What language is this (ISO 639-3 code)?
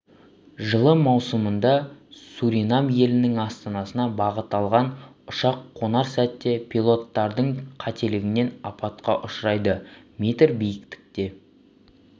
kaz